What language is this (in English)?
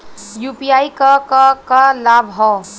Bhojpuri